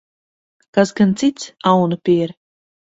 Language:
Latvian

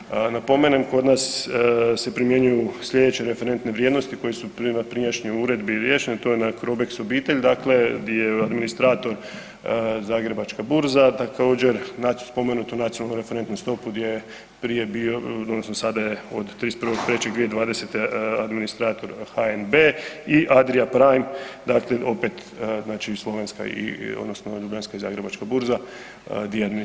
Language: Croatian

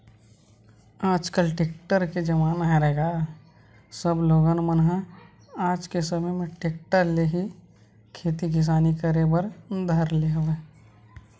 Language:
Chhattisgarhi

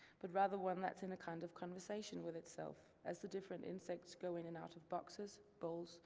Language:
English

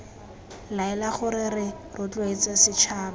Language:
Tswana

